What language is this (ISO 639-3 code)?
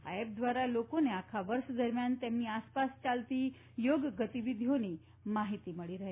guj